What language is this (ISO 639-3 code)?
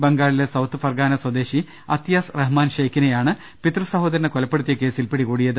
mal